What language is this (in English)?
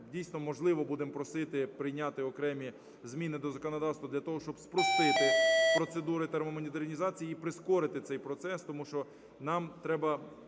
Ukrainian